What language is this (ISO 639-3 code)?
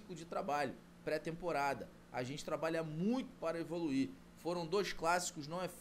por